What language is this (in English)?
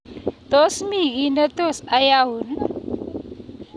Kalenjin